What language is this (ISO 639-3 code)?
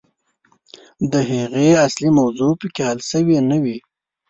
pus